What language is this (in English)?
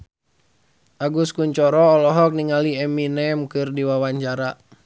Sundanese